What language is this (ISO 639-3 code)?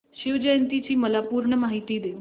mar